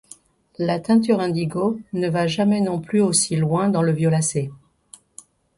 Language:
French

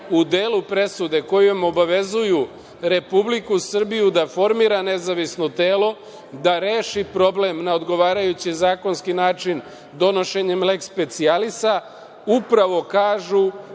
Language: Serbian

